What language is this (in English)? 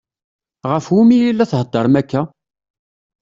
Kabyle